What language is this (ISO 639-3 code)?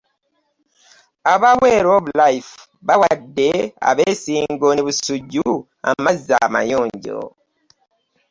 lug